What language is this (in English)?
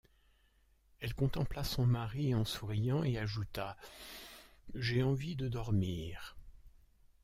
French